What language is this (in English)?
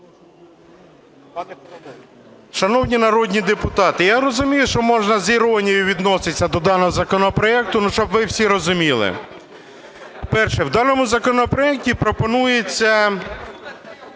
Ukrainian